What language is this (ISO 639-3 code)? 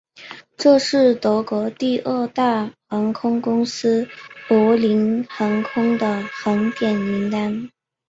zho